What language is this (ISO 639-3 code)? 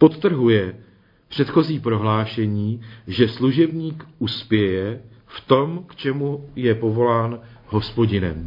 ces